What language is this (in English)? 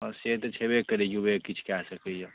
Maithili